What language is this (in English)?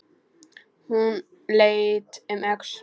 Icelandic